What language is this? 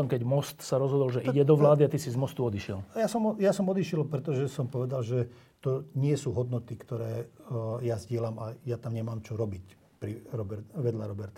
Slovak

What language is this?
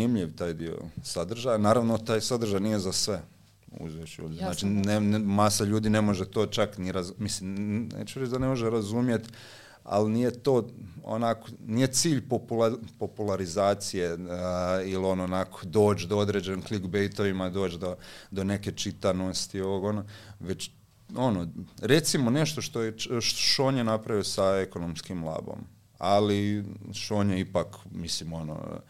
Croatian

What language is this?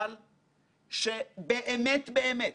Hebrew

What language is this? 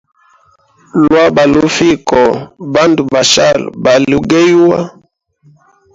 Hemba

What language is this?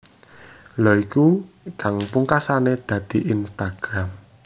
Javanese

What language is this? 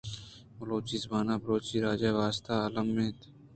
Eastern Balochi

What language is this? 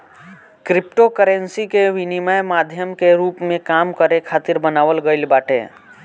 Bhojpuri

